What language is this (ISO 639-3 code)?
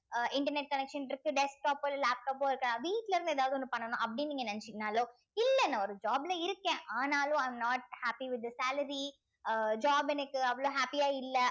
tam